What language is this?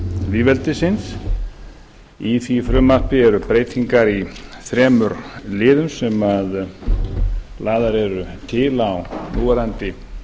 Icelandic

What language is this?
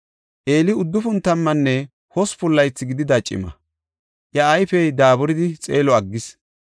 Gofa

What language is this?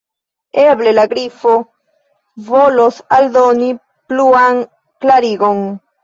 Esperanto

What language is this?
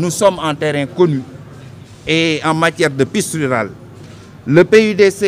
French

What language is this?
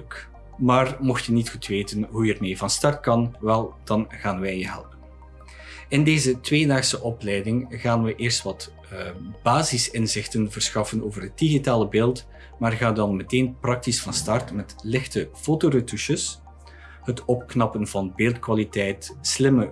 Dutch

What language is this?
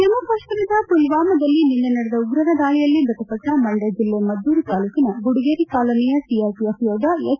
Kannada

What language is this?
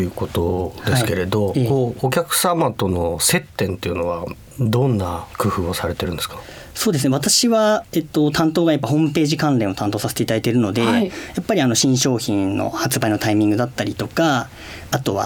Japanese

